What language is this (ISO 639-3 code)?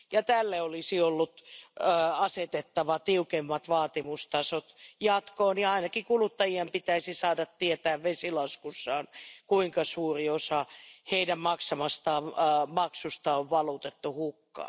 fin